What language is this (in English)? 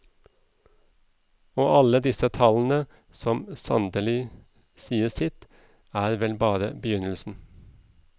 Norwegian